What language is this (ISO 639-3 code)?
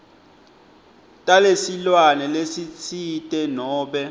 ssw